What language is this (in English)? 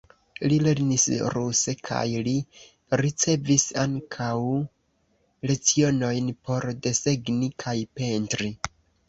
Esperanto